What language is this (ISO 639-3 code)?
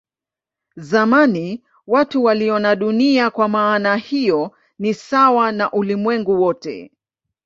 swa